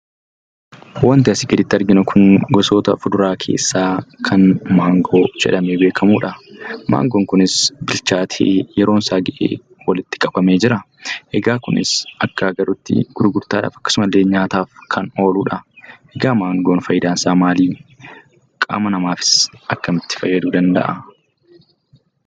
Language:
Oromo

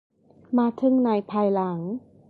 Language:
Thai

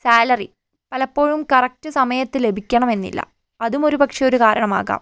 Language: Malayalam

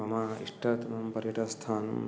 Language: Sanskrit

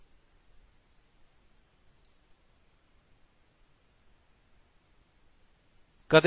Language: Punjabi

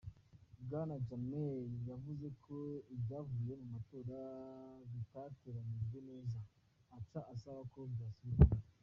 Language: Kinyarwanda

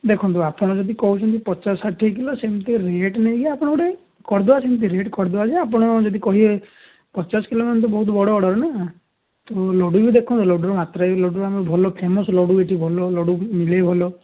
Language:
Odia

